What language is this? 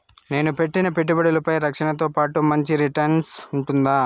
Telugu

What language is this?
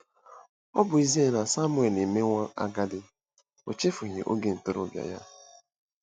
Igbo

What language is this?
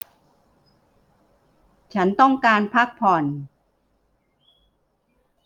Thai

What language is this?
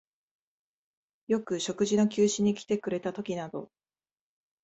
Japanese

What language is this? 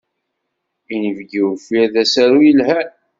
Kabyle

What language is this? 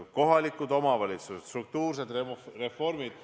Estonian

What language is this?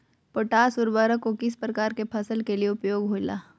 Magahi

